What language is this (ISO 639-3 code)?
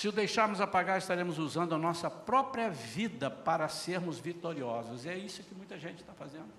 por